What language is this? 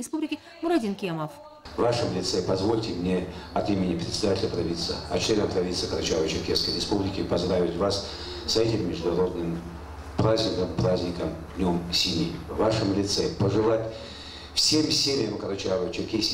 Russian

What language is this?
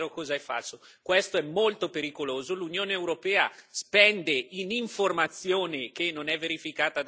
Italian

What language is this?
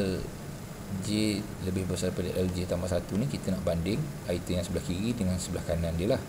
Malay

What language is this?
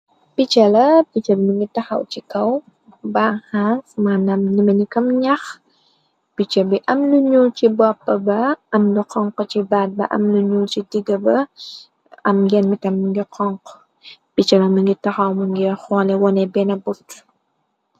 Wolof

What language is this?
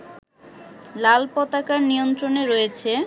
Bangla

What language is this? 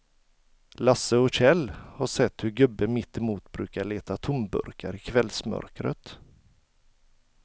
Swedish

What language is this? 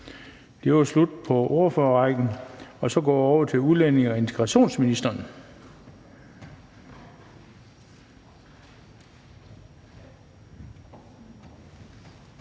Danish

